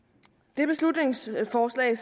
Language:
Danish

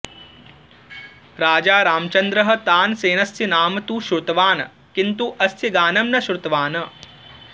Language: Sanskrit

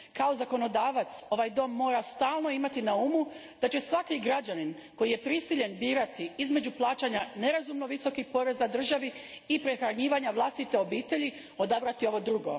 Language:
Croatian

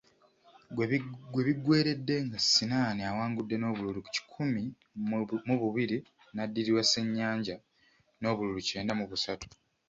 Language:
Ganda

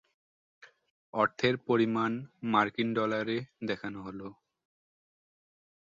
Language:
Bangla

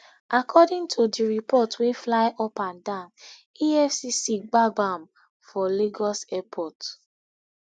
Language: Nigerian Pidgin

